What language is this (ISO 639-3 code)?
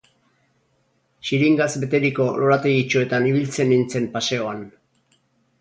eus